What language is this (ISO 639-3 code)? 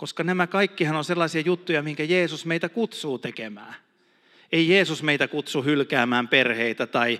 fin